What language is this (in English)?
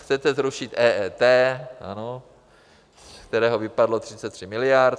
Czech